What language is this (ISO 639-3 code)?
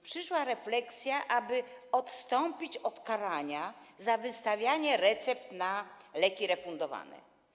pol